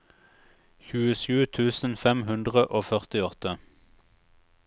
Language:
Norwegian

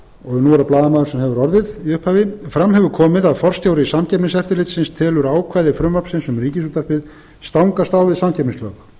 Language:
Icelandic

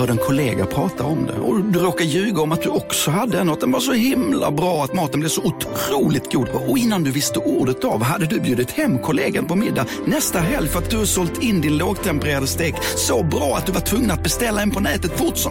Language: Swedish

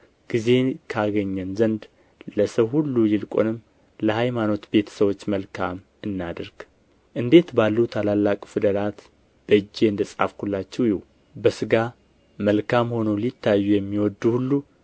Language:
Amharic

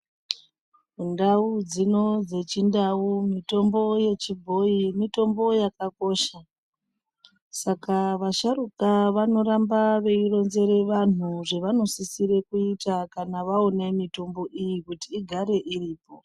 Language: Ndau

